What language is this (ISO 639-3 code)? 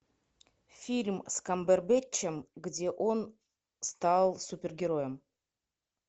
rus